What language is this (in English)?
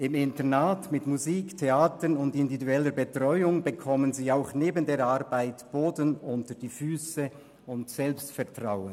Swiss German